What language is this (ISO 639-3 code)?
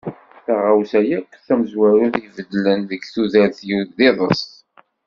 kab